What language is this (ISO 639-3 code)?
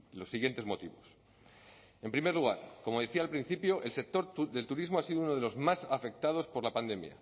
spa